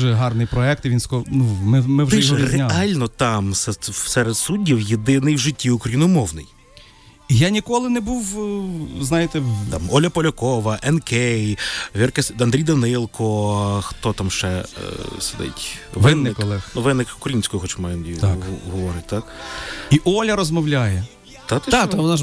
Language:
Ukrainian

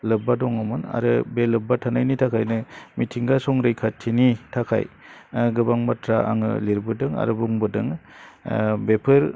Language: Bodo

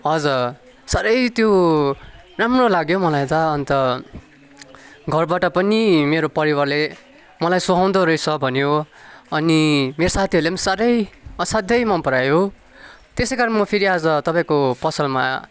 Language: Nepali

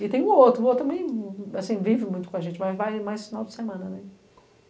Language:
Portuguese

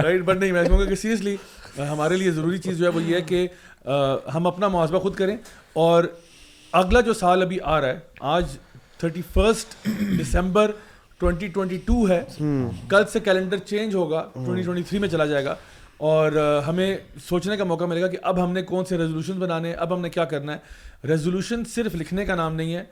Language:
Urdu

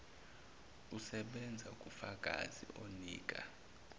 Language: Zulu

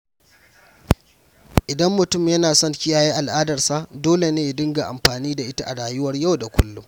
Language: Hausa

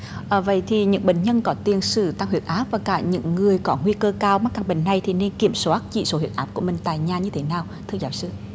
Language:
Vietnamese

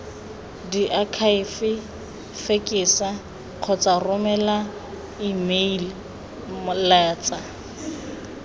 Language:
Tswana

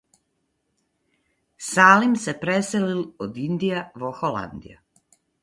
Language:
Macedonian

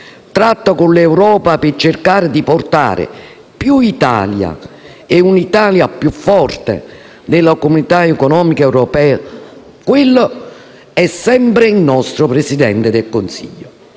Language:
Italian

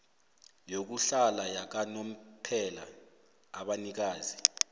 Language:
South Ndebele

